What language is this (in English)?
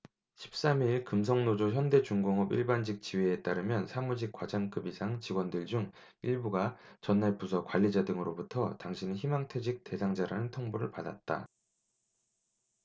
Korean